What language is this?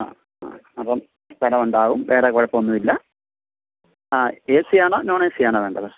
Malayalam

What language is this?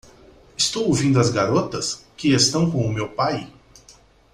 Portuguese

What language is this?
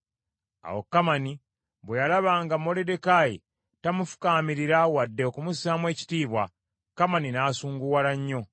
Ganda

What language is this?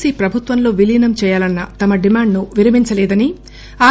Telugu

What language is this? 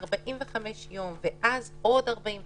Hebrew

